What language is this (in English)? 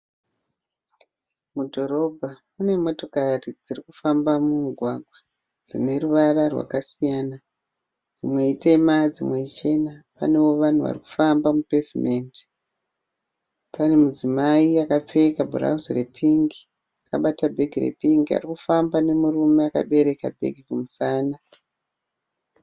Shona